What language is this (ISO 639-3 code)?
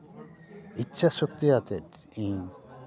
sat